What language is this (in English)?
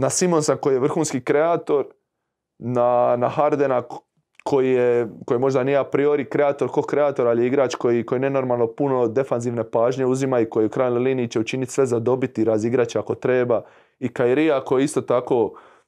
Croatian